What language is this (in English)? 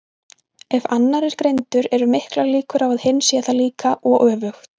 Icelandic